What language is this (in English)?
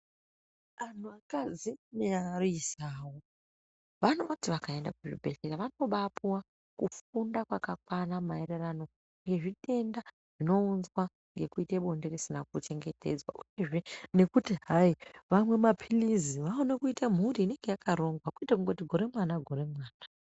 Ndau